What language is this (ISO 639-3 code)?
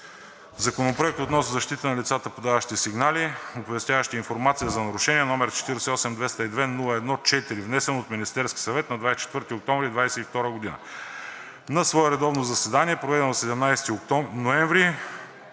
bul